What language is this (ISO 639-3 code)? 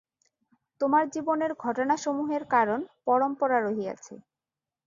ben